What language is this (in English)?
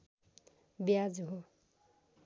Nepali